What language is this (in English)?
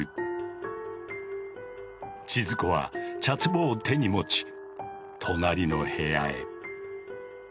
Japanese